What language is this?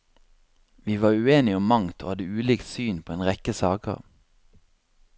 Norwegian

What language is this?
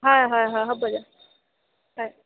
Assamese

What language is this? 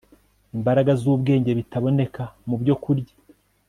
Kinyarwanda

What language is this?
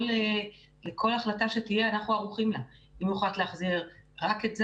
Hebrew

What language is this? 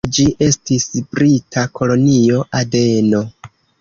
Esperanto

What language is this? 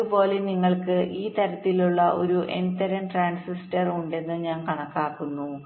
Malayalam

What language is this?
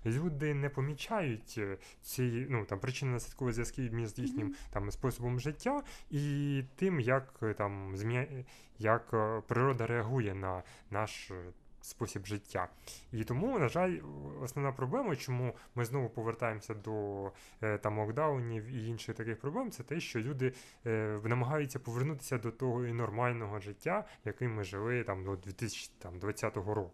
Ukrainian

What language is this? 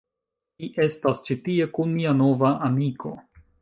Esperanto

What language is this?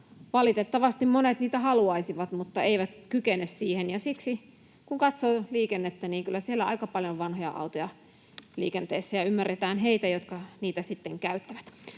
Finnish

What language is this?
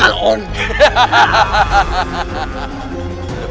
Indonesian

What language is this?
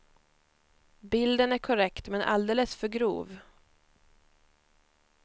Swedish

